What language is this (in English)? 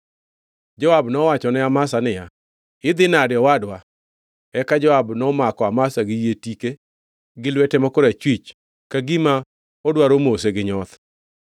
Luo (Kenya and Tanzania)